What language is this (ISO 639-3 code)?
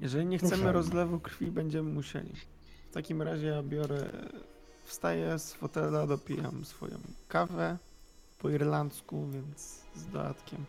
pol